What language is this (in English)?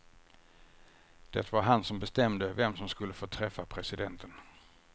Swedish